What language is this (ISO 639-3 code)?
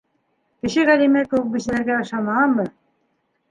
bak